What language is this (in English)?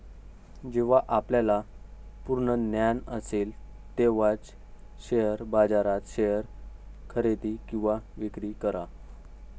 Marathi